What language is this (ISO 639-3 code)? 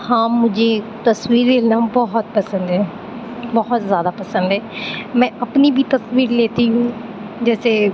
urd